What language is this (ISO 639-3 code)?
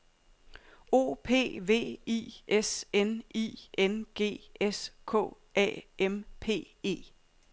dan